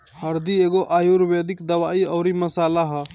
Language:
Bhojpuri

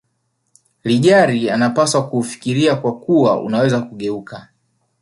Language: Swahili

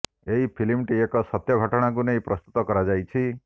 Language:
Odia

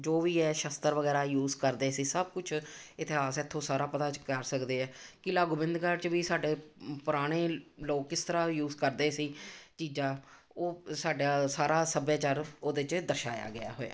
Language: Punjabi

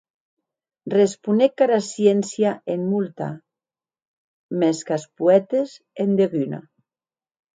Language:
Occitan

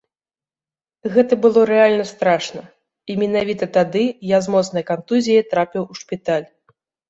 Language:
Belarusian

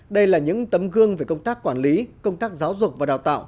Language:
Vietnamese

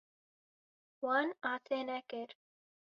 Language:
Kurdish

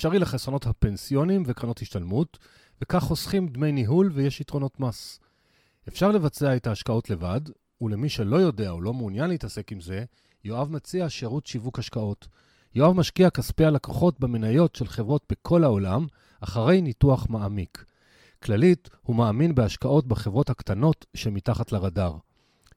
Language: Hebrew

